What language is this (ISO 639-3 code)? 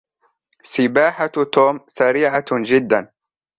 ara